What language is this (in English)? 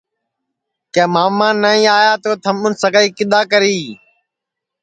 Sansi